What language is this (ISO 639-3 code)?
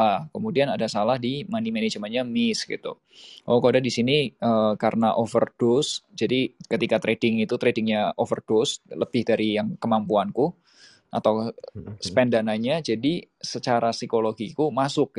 ind